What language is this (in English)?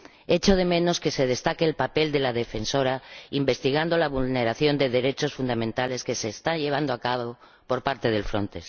Spanish